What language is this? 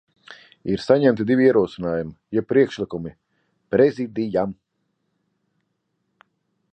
Latvian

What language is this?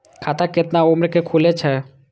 Maithili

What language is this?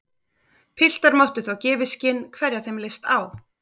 Icelandic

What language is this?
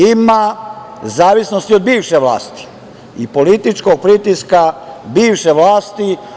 Serbian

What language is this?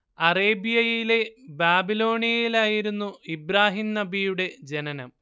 Malayalam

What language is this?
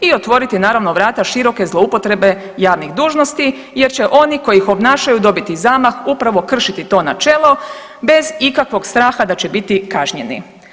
Croatian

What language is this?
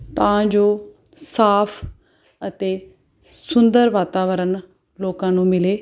Punjabi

